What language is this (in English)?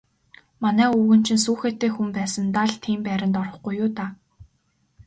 Mongolian